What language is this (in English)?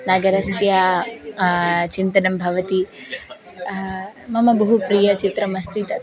Sanskrit